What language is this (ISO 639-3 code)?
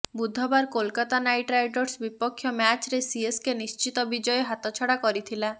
ori